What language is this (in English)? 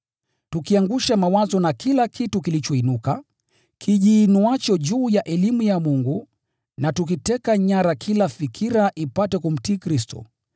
Swahili